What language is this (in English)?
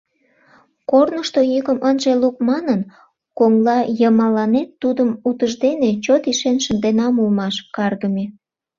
Mari